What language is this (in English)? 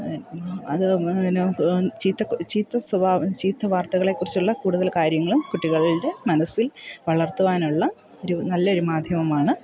Malayalam